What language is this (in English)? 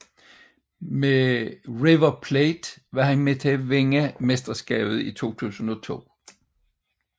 Danish